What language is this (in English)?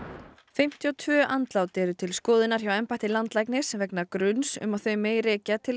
Icelandic